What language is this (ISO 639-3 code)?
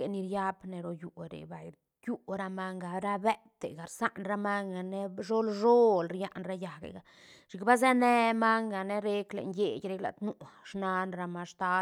ztn